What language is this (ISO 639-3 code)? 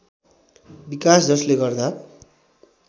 nep